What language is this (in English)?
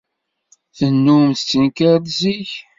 Kabyle